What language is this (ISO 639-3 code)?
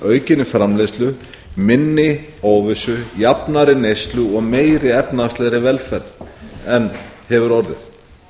isl